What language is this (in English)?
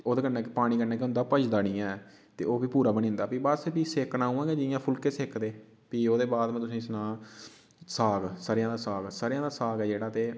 Dogri